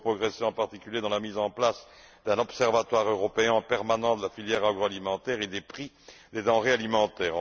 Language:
French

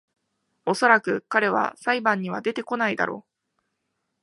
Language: Japanese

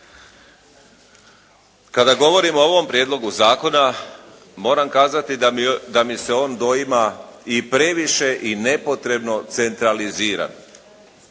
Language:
Croatian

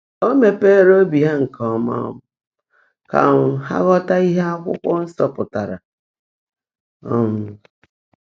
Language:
Igbo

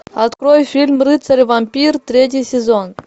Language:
Russian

